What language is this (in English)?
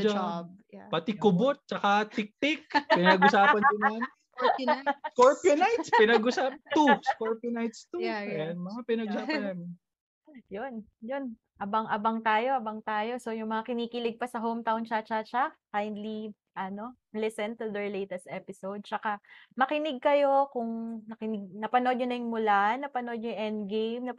Filipino